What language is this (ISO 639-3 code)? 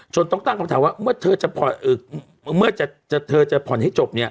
tha